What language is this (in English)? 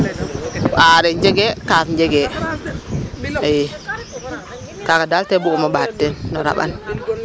Serer